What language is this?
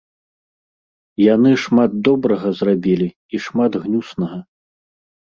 Belarusian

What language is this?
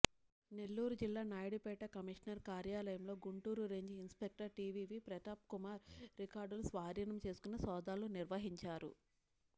Telugu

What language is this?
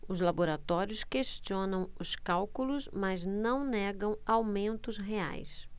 Portuguese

